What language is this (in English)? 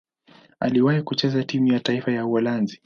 Swahili